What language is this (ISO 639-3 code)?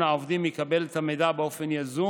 heb